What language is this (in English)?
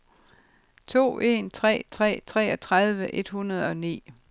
Danish